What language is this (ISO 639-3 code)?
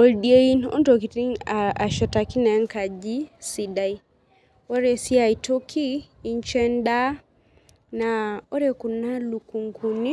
mas